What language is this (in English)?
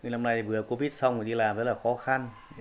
Vietnamese